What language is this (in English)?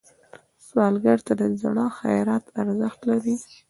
Pashto